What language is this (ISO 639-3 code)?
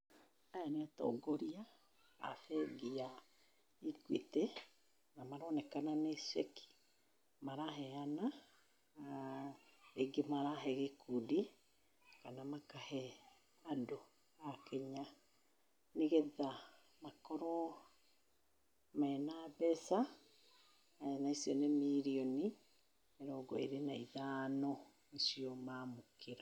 kik